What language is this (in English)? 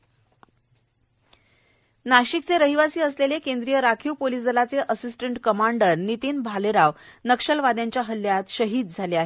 Marathi